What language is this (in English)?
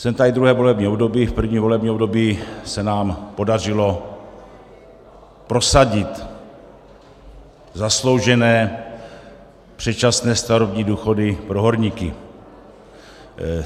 Czech